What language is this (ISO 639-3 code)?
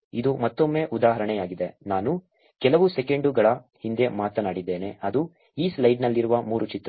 kan